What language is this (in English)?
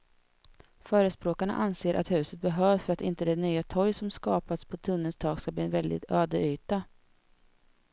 Swedish